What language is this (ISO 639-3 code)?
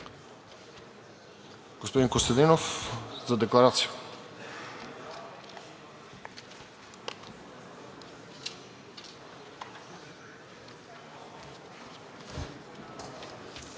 bul